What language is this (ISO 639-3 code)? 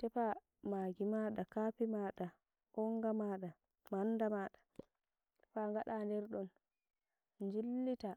fuv